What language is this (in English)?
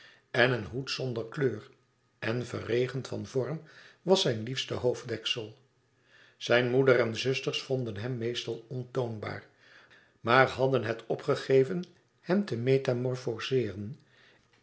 Dutch